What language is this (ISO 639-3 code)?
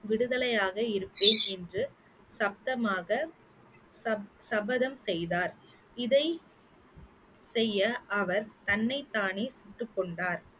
tam